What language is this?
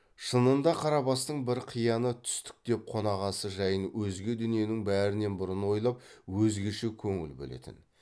Kazakh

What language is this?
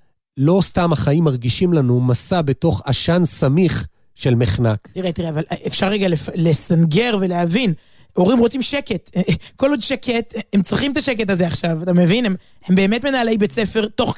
Hebrew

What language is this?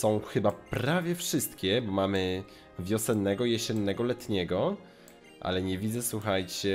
Polish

